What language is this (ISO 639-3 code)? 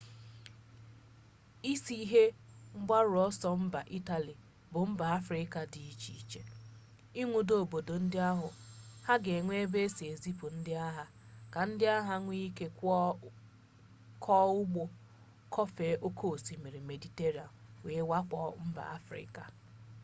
ibo